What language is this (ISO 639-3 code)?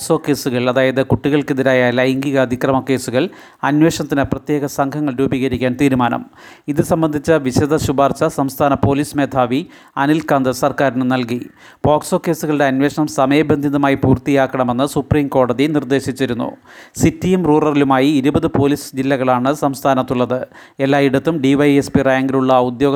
mal